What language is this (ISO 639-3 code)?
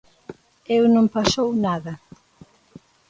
glg